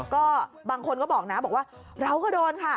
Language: Thai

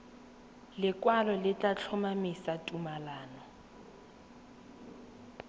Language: Tswana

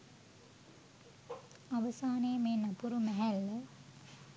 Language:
Sinhala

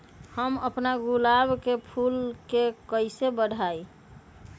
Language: Magahi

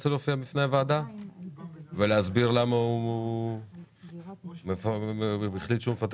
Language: Hebrew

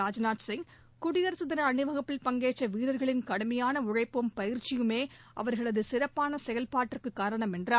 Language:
Tamil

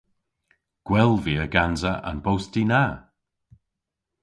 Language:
Cornish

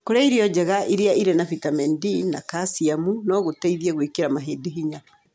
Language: Kikuyu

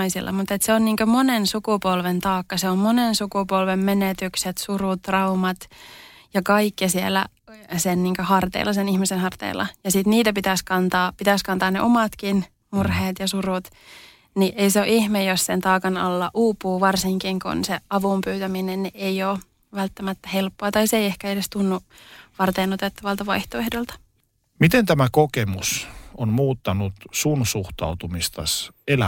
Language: Finnish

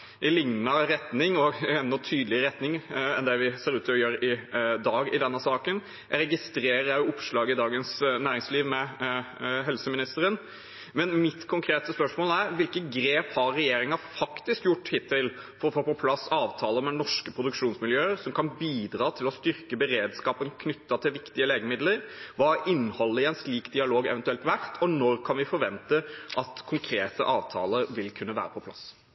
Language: Norwegian Bokmål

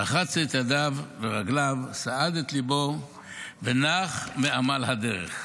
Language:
Hebrew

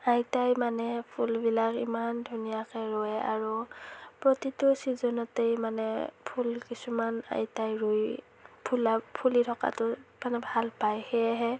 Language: Assamese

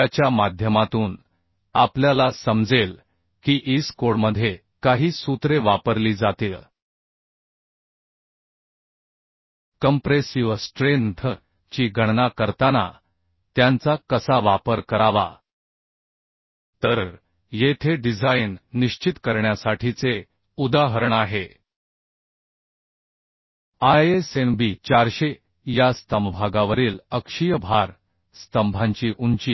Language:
Marathi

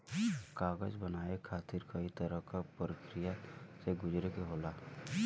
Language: Bhojpuri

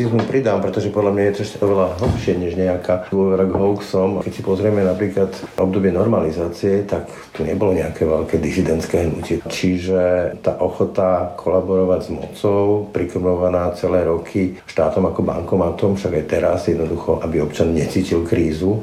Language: Slovak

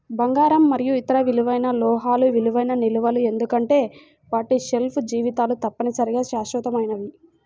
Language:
Telugu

